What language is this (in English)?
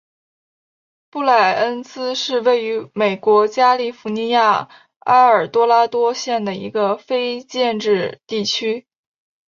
Chinese